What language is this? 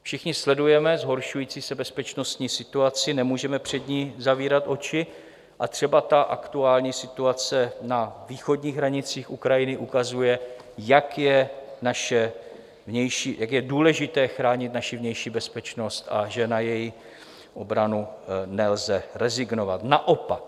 Czech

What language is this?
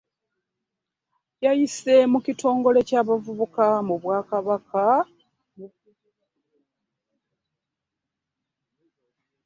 Ganda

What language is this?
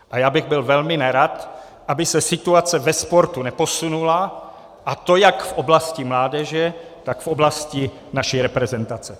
Czech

